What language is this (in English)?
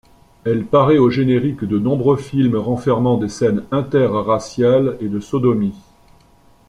French